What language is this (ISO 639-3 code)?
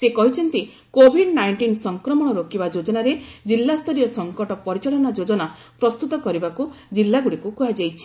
ori